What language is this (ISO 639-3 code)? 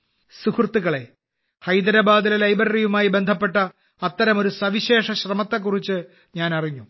mal